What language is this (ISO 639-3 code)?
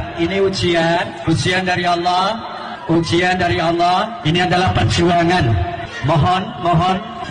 ind